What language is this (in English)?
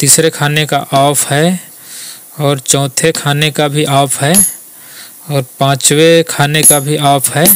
Hindi